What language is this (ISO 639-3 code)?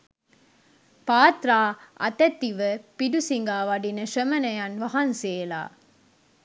sin